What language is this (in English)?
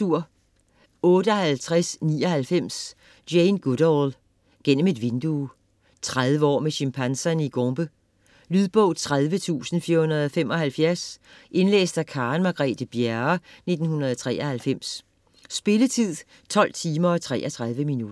Danish